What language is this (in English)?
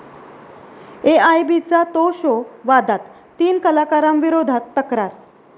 Marathi